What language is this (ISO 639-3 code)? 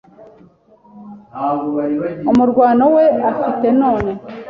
kin